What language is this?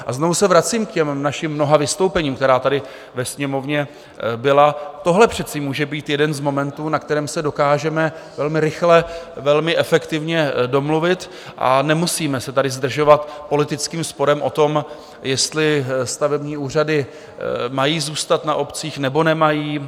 Czech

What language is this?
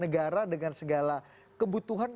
Indonesian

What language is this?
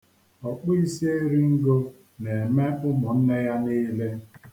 Igbo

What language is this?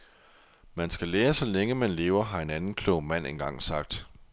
Danish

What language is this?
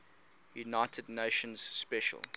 English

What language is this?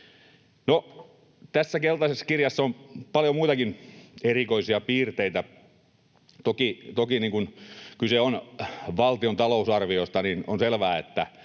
Finnish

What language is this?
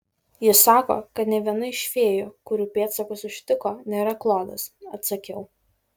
Lithuanian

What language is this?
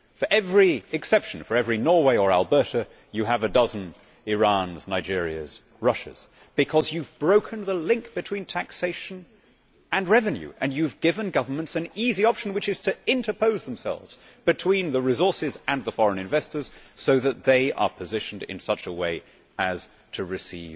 English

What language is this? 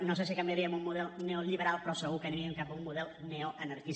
Catalan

